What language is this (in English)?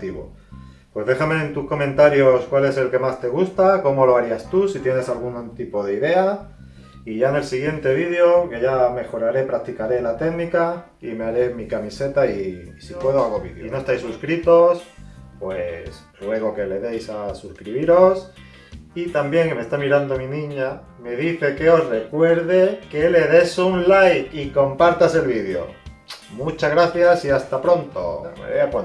Spanish